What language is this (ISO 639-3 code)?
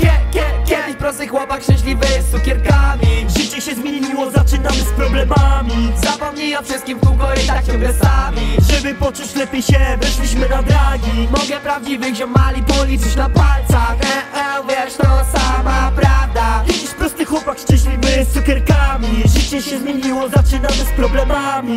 pol